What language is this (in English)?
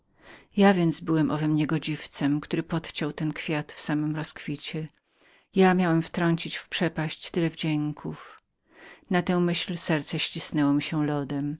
Polish